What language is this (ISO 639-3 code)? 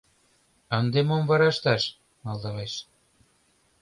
chm